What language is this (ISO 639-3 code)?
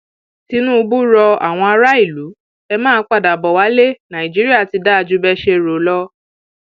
yor